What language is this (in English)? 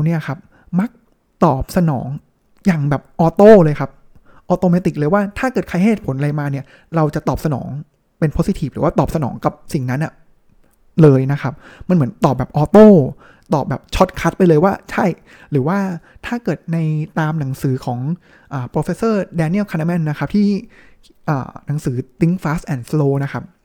Thai